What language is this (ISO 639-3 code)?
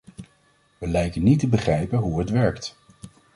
nld